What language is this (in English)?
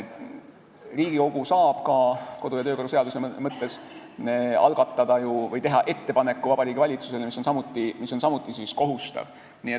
Estonian